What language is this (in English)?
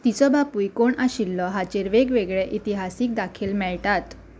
Konkani